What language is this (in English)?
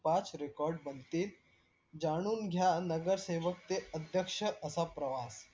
Marathi